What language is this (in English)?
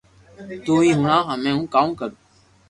Loarki